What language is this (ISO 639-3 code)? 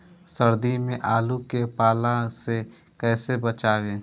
bho